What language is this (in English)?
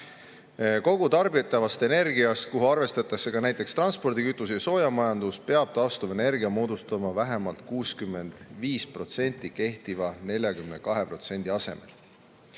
Estonian